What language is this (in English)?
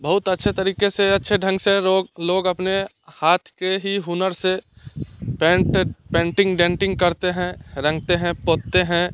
Hindi